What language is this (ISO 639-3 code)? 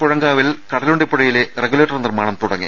mal